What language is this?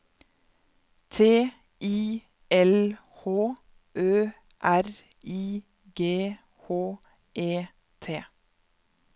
Norwegian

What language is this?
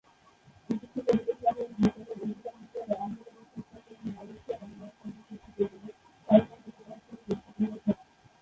Bangla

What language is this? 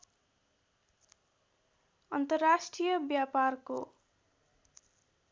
Nepali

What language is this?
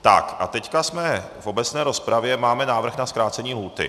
Czech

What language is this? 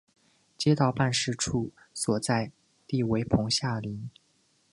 Chinese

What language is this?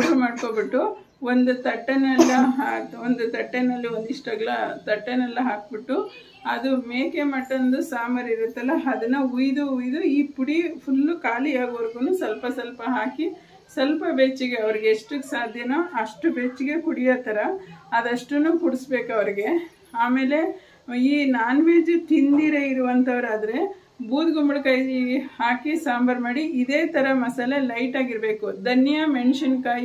Kannada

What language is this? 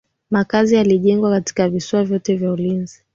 Swahili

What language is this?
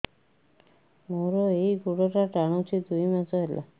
Odia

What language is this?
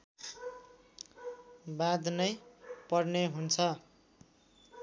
Nepali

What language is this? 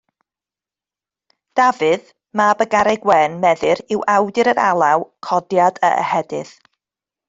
Welsh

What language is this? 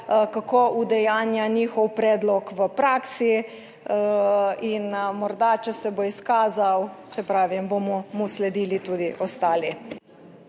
Slovenian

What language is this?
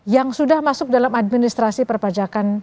Indonesian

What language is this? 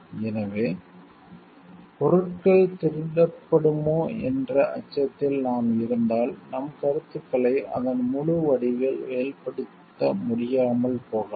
Tamil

